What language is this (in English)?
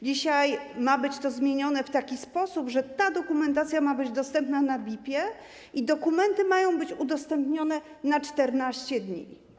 Polish